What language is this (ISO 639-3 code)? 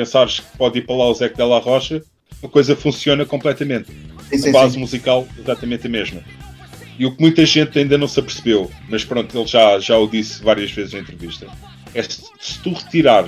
por